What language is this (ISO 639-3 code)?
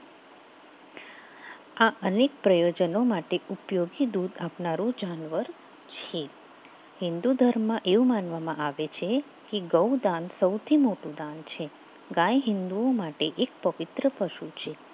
guj